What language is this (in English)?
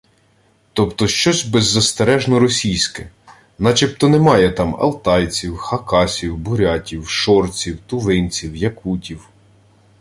Ukrainian